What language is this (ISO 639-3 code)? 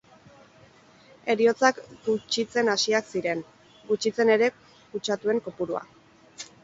eus